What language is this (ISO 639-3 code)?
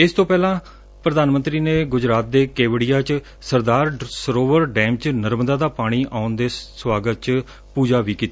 pan